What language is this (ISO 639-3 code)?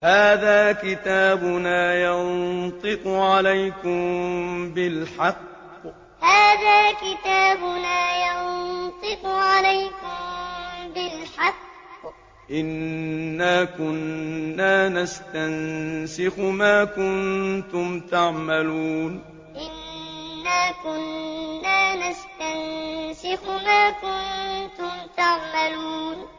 ara